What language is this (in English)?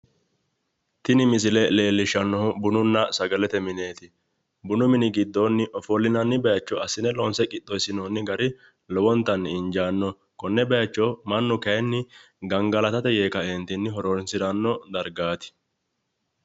Sidamo